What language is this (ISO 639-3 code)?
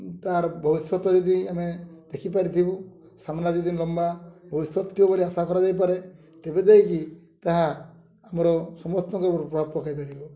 ori